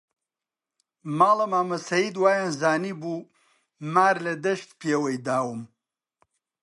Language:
Central Kurdish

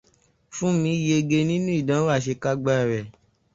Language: Yoruba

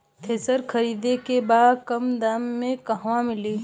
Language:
Bhojpuri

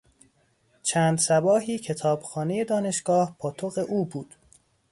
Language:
Persian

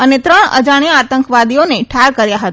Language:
Gujarati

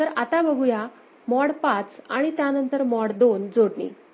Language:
Marathi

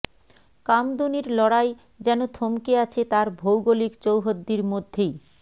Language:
Bangla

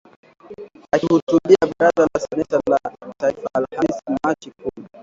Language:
Swahili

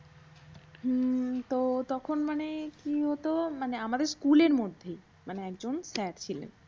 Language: Bangla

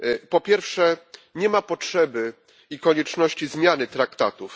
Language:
Polish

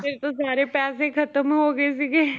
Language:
Punjabi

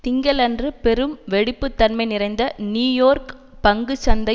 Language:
Tamil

